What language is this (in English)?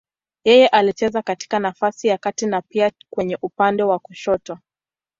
Swahili